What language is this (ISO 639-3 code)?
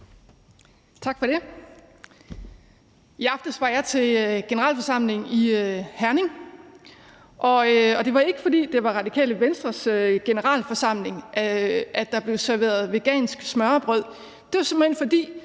dan